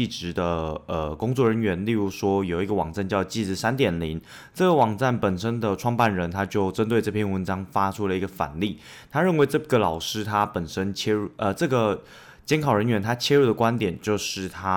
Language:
Chinese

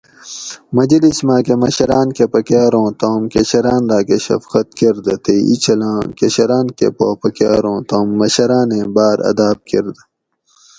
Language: Gawri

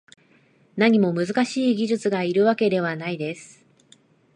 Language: Japanese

